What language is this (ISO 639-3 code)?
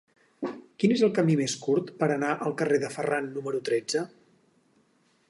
cat